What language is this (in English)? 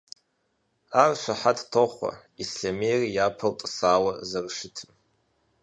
Kabardian